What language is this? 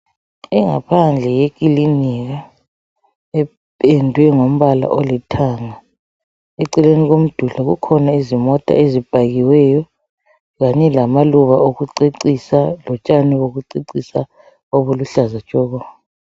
North Ndebele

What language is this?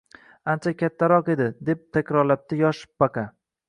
Uzbek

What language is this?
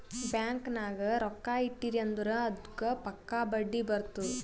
Kannada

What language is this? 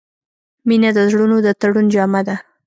Pashto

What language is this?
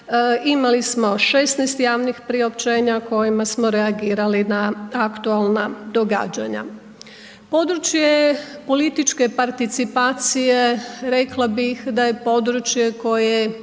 Croatian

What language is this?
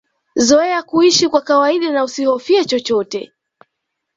Swahili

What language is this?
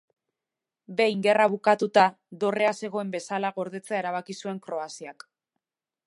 Basque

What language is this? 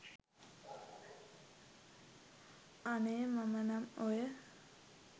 Sinhala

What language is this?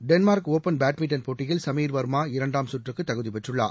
Tamil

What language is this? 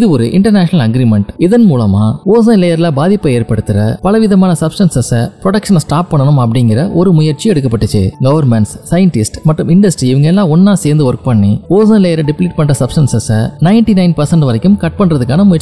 Tamil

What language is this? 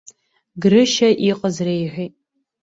Abkhazian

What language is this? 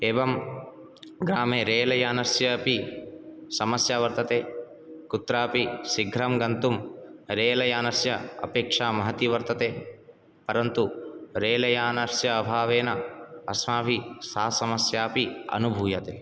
Sanskrit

